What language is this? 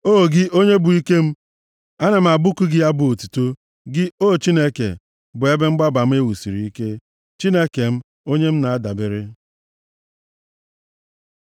Igbo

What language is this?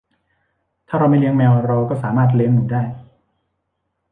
Thai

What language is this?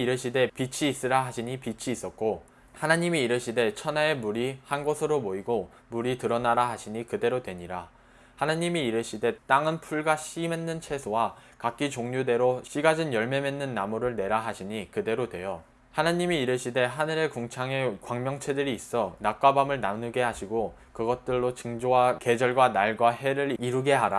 Korean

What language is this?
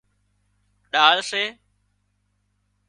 Wadiyara Koli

